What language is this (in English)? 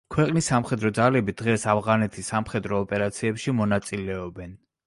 Georgian